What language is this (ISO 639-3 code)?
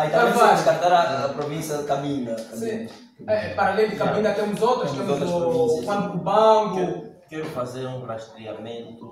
por